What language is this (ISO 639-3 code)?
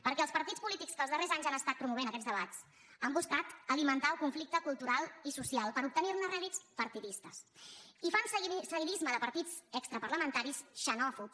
cat